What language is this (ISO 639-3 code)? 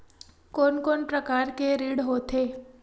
hne